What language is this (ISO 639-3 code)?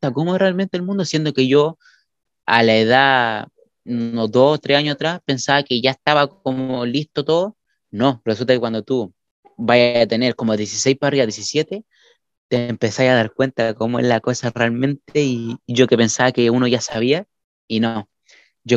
spa